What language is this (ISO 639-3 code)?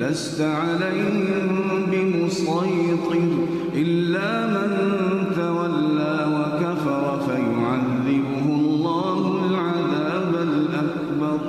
ara